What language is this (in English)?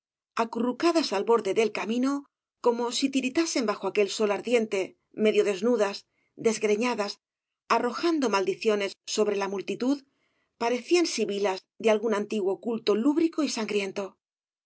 Spanish